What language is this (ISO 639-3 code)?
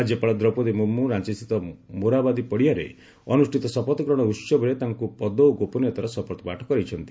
ori